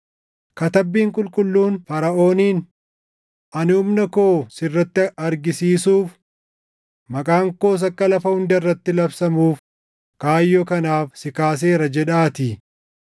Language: Oromo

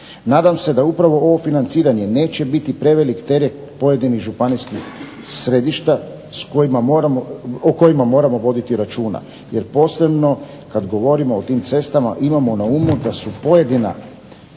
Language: Croatian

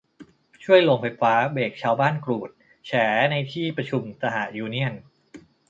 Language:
Thai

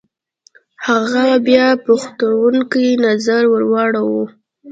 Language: Pashto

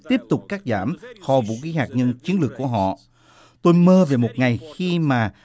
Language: Vietnamese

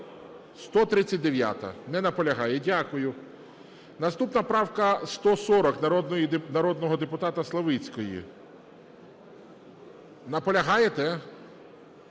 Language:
Ukrainian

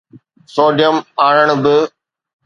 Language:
Sindhi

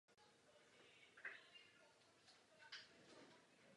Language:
Czech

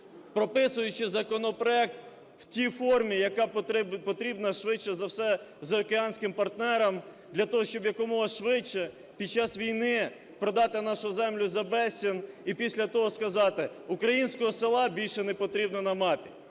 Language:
Ukrainian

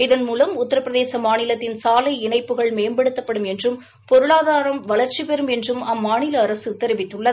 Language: Tamil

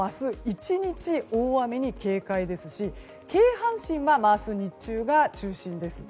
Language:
Japanese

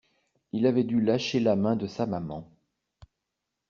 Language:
French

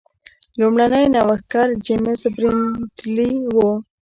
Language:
Pashto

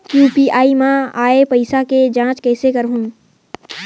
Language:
Chhattisgarhi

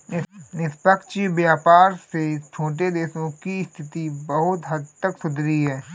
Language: Hindi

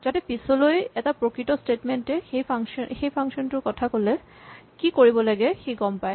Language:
Assamese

